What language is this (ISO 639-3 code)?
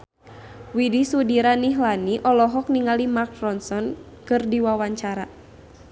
sun